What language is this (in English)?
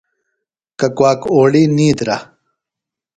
Phalura